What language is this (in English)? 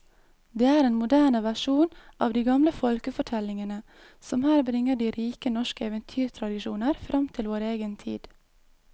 Norwegian